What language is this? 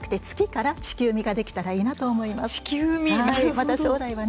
Japanese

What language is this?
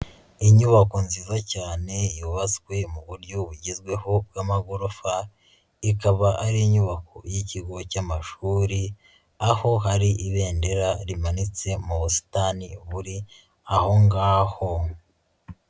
Kinyarwanda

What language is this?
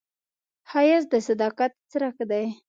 Pashto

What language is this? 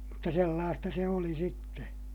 Finnish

